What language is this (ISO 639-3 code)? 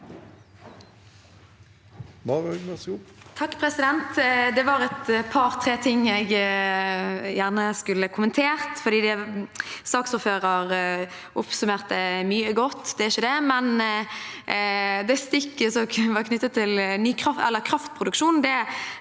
nor